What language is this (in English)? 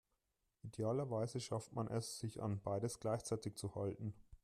German